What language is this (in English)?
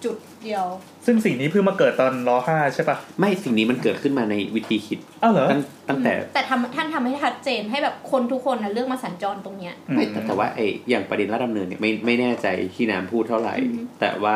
Thai